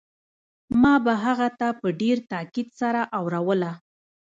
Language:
Pashto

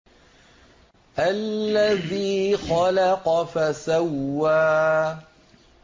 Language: Arabic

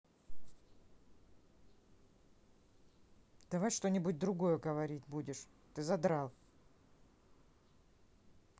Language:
Russian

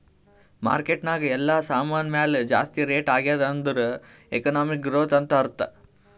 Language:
Kannada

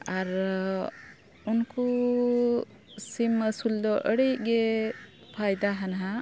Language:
Santali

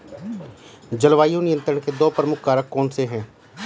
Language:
Hindi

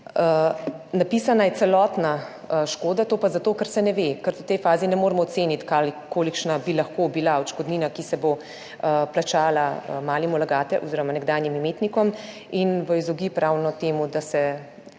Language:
Slovenian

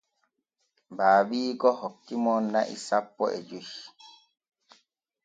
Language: Borgu Fulfulde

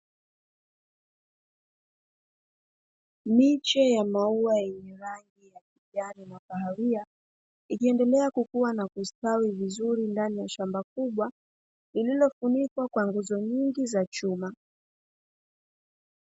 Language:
Swahili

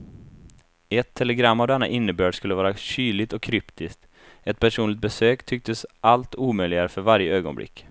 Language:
Swedish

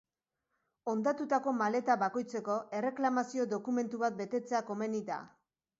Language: Basque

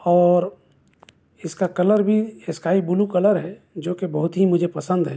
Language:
Urdu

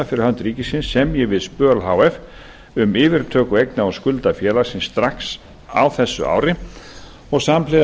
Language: Icelandic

